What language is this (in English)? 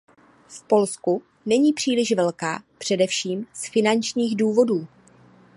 Czech